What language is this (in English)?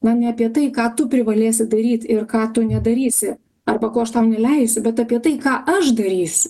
Lithuanian